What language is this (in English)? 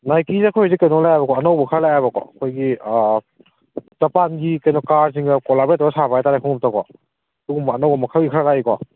Manipuri